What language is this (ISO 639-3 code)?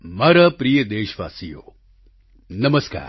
guj